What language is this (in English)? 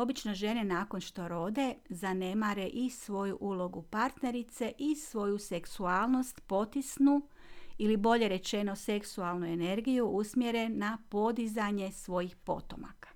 Croatian